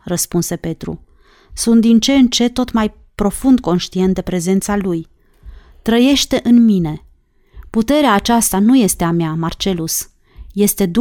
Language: Romanian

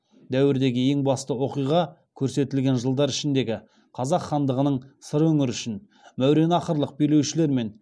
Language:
Kazakh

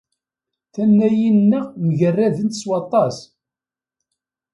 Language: Kabyle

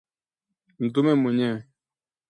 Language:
Swahili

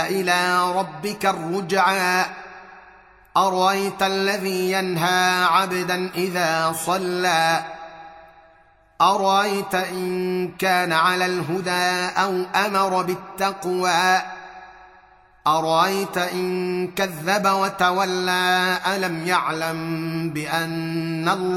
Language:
Arabic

